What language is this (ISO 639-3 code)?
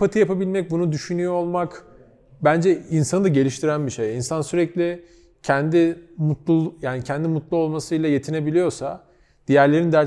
tur